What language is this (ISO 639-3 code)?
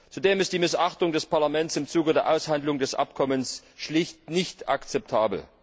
deu